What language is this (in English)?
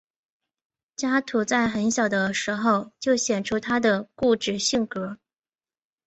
Chinese